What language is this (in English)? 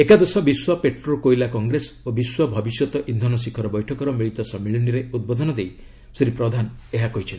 Odia